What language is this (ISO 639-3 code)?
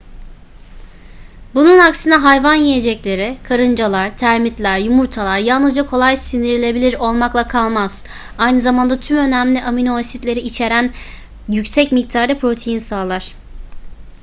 tur